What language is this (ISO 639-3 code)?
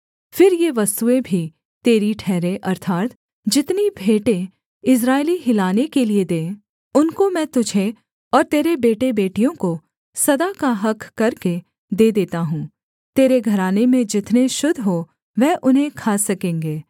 hin